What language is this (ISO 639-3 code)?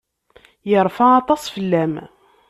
kab